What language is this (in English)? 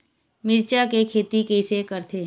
Chhattisgarhi